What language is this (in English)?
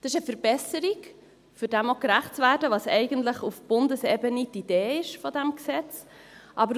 Swiss German